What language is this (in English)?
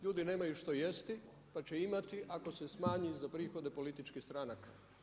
Croatian